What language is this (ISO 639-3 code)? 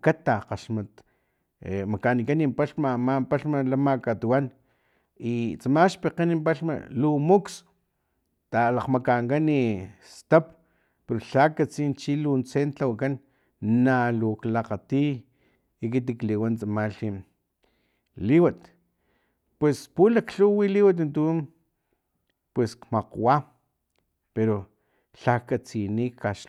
tlp